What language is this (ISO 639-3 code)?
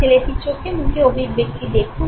ben